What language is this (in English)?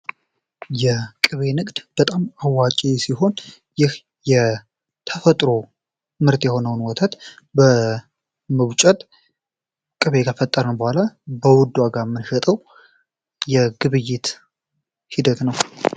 Amharic